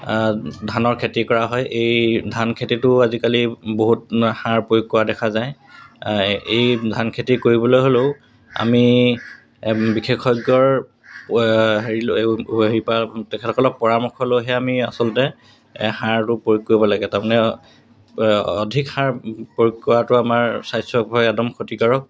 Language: Assamese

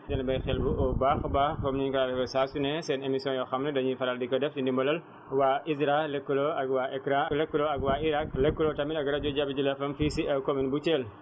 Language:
Wolof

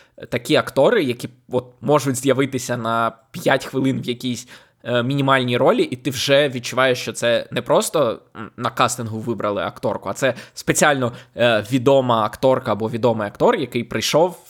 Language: Ukrainian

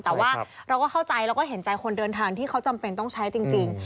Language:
Thai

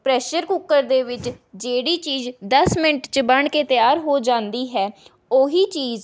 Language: Punjabi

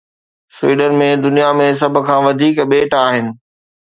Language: Sindhi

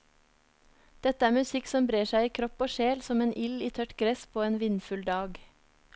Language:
Norwegian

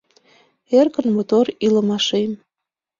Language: Mari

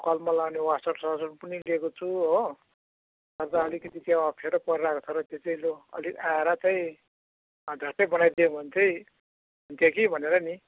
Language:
Nepali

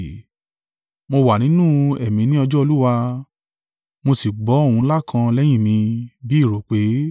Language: Yoruba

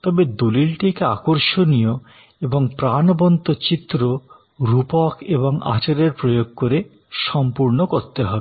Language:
Bangla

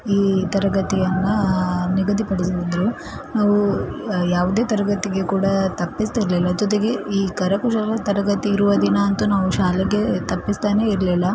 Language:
Kannada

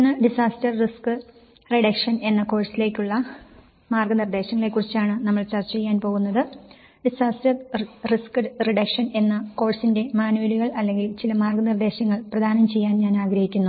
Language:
Malayalam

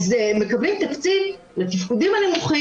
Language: Hebrew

